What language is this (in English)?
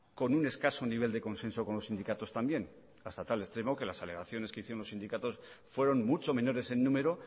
Spanish